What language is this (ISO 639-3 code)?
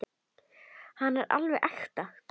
isl